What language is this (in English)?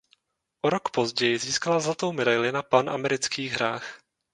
Czech